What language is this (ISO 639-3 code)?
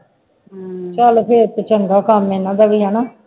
pan